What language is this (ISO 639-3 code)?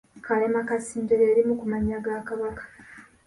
lug